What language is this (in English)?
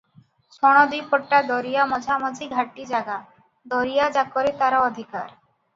Odia